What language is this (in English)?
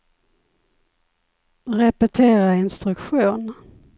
Swedish